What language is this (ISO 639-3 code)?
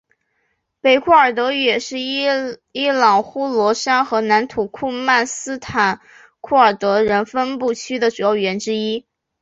zho